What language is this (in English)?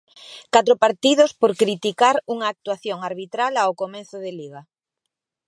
Galician